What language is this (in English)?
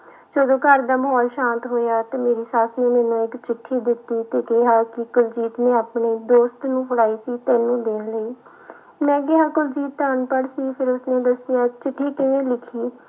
Punjabi